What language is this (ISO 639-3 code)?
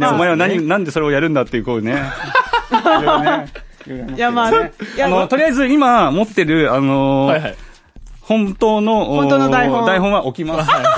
jpn